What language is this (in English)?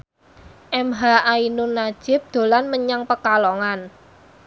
Javanese